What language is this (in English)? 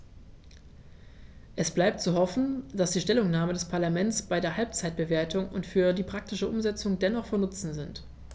German